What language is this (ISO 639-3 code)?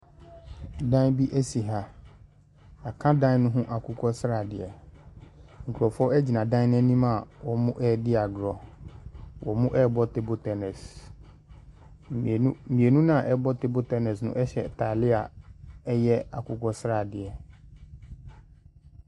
aka